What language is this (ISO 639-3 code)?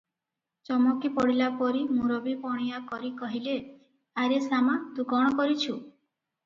ori